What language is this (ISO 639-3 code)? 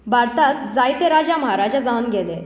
kok